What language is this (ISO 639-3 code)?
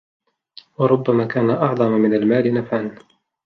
ara